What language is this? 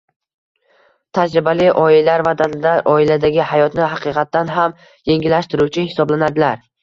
Uzbek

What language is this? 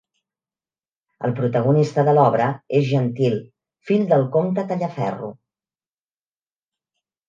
Catalan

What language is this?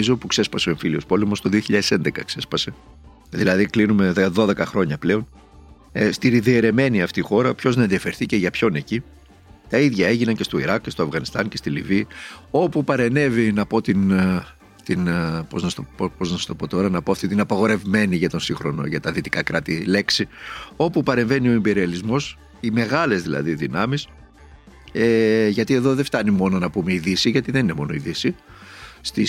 Greek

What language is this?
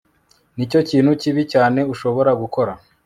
Kinyarwanda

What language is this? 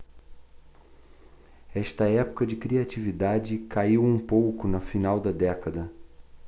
Portuguese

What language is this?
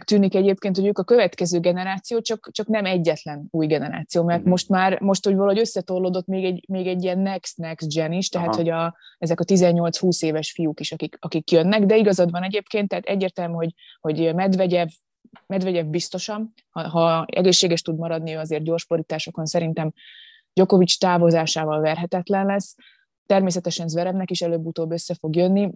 Hungarian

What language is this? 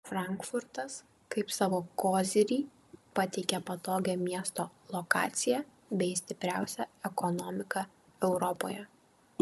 Lithuanian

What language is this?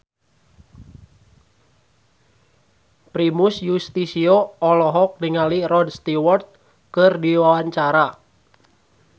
Sundanese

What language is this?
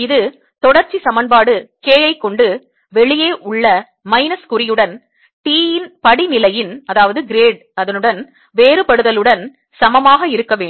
Tamil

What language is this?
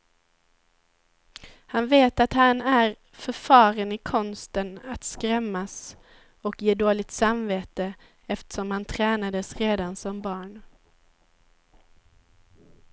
Swedish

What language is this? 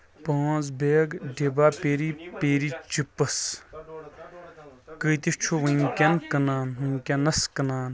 Kashmiri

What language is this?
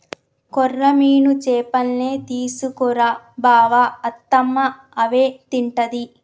Telugu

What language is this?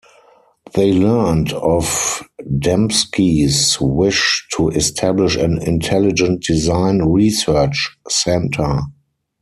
English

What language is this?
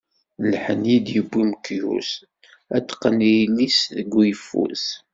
Kabyle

